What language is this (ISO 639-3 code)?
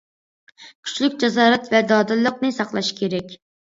uig